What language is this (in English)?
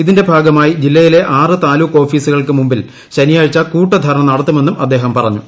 Malayalam